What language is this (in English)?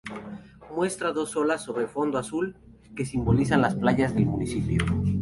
Spanish